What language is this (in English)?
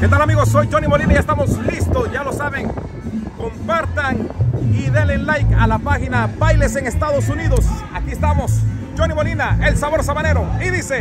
Spanish